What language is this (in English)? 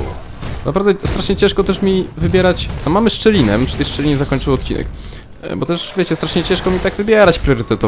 Polish